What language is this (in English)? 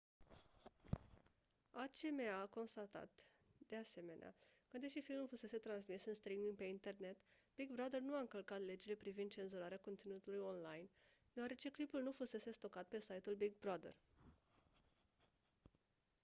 Romanian